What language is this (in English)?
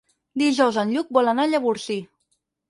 Catalan